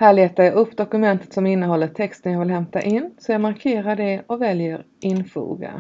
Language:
Swedish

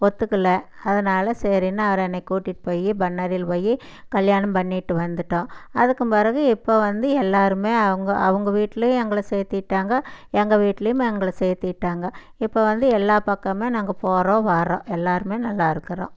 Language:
Tamil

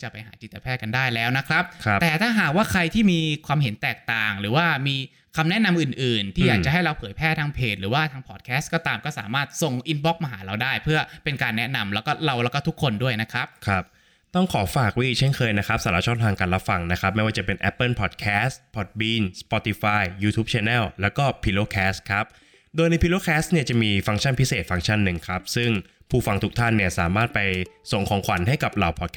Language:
Thai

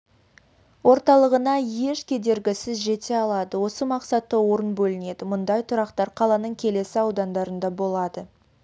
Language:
Kazakh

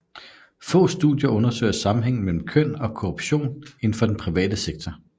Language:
Danish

